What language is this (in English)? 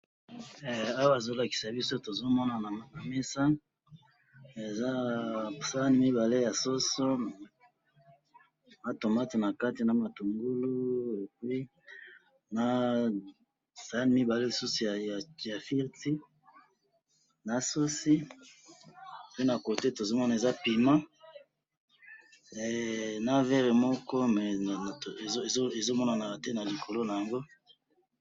Lingala